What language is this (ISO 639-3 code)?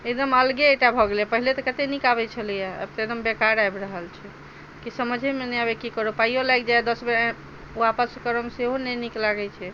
mai